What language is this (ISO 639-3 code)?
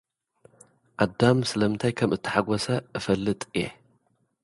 tir